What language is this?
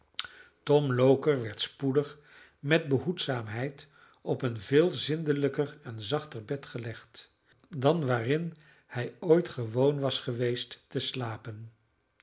Dutch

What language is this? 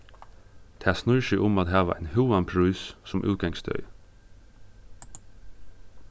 Faroese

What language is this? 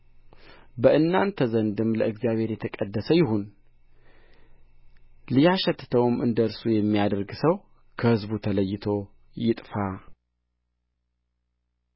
Amharic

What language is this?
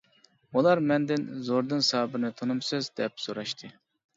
Uyghur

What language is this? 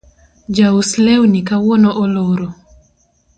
Luo (Kenya and Tanzania)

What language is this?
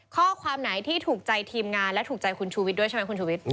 Thai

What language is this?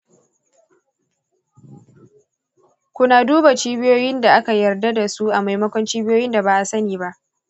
Hausa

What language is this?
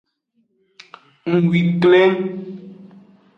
Aja (Benin)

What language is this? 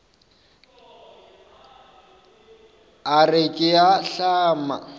Northern Sotho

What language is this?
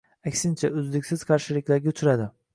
Uzbek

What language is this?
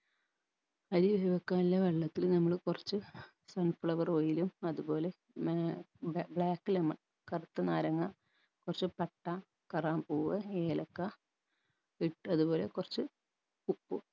Malayalam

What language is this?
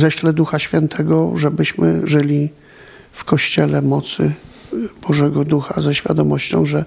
Polish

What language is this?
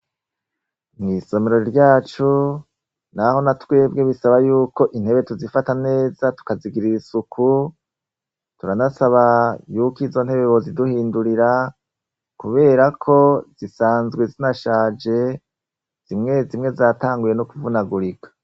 Rundi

